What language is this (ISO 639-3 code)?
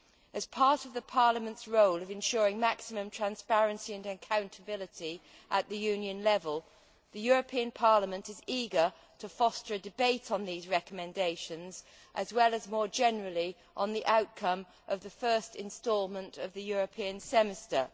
eng